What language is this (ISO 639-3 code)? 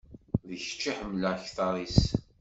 kab